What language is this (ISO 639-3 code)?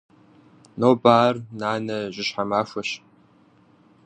kbd